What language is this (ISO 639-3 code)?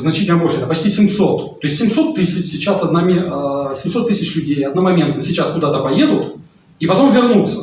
rus